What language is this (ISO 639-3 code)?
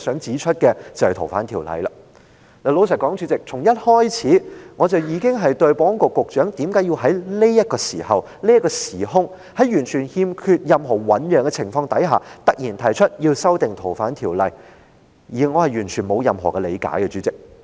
yue